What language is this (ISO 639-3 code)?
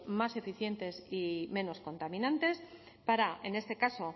spa